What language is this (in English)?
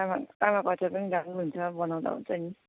Nepali